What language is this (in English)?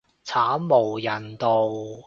Cantonese